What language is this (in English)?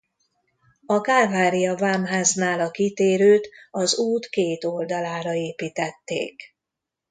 Hungarian